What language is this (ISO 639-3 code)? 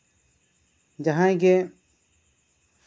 sat